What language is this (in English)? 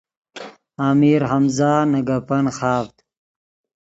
Yidgha